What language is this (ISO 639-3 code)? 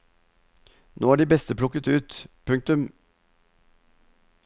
nor